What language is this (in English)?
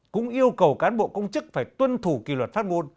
Vietnamese